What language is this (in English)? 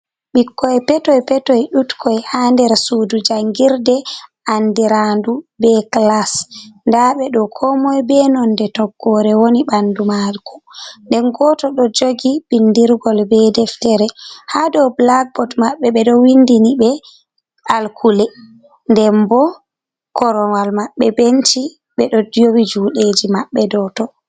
Fula